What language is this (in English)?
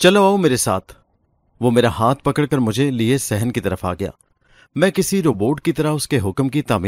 Urdu